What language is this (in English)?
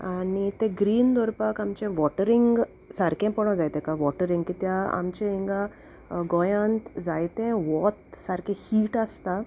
Konkani